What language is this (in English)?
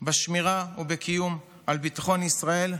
Hebrew